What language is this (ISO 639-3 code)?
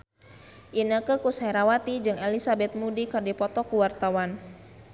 sun